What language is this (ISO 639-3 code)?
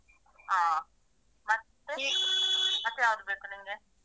kan